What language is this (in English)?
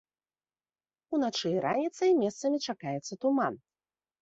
Belarusian